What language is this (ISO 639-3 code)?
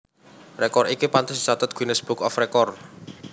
jav